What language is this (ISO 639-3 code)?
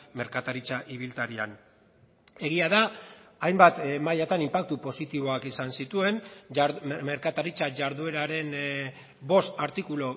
eus